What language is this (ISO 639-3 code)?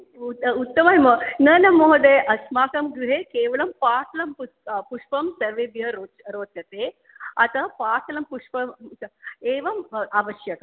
san